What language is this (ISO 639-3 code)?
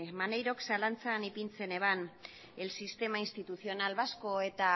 eus